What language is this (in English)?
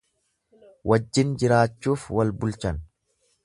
Oromo